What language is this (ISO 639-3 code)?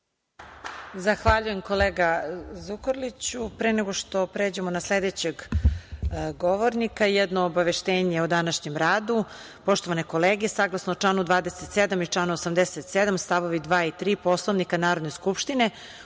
srp